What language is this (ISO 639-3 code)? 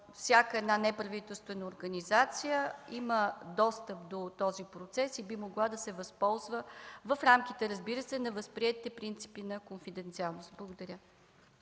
bul